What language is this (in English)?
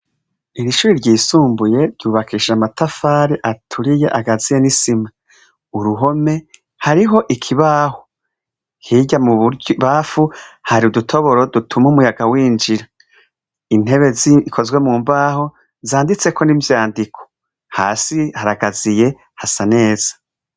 Rundi